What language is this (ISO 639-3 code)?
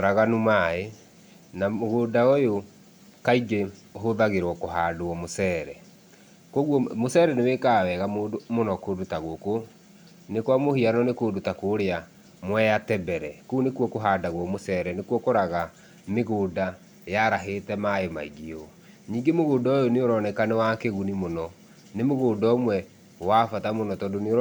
kik